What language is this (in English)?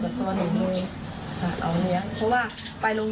Thai